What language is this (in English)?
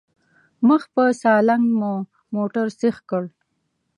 Pashto